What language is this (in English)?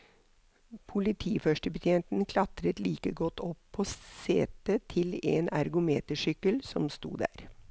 Norwegian